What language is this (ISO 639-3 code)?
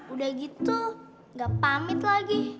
ind